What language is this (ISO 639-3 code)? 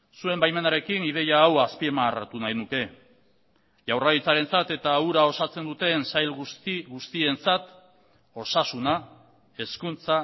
eus